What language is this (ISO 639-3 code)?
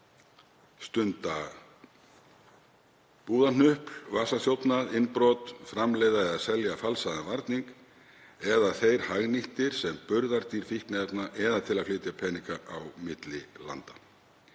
isl